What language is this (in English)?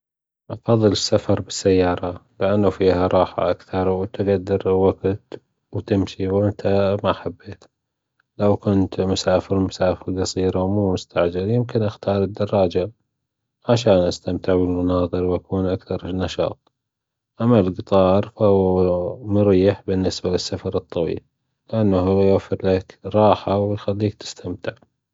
Gulf Arabic